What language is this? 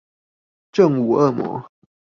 Chinese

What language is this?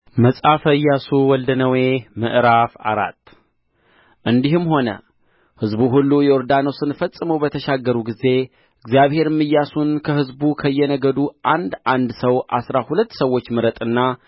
Amharic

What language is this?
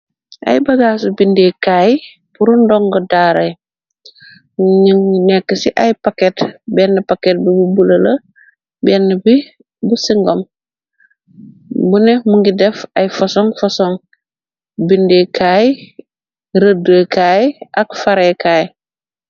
Wolof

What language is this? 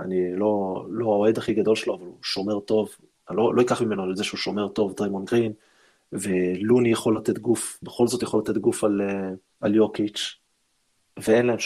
Hebrew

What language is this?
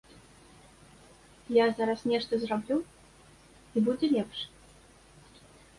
Belarusian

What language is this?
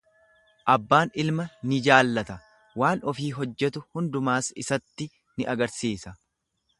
Oromo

